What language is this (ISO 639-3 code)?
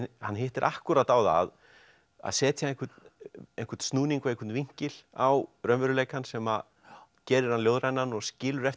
isl